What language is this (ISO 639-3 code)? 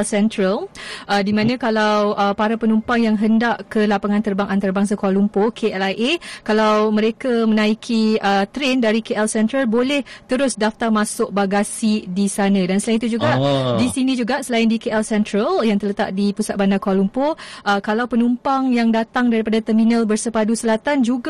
msa